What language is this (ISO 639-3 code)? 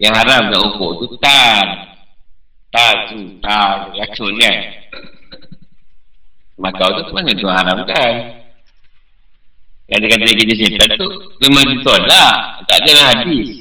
msa